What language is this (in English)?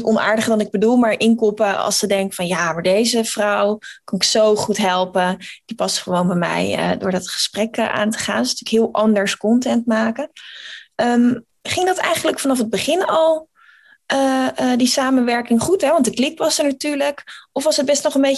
Dutch